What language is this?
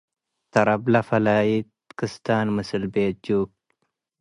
Tigre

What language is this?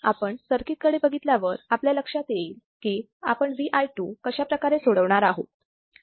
Marathi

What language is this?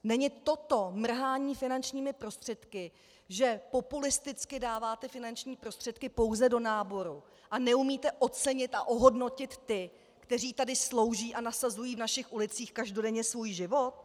Czech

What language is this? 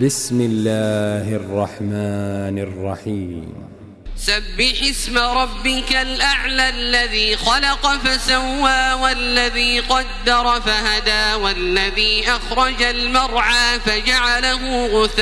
Arabic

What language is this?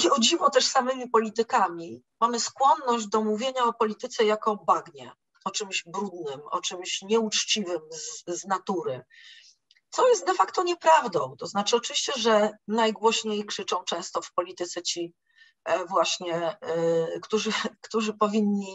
Polish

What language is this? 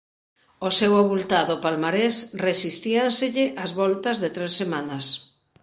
Galician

